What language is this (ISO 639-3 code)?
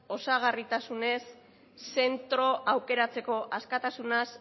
eus